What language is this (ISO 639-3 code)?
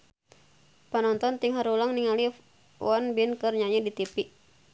sun